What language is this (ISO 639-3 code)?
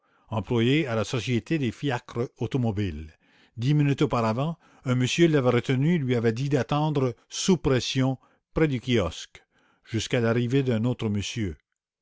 fra